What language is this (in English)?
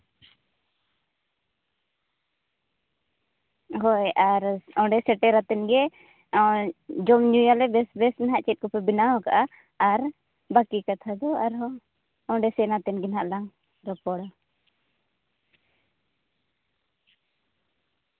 Santali